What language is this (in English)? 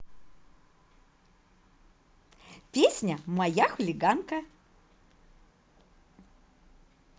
Russian